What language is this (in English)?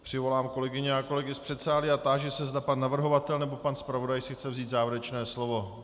Czech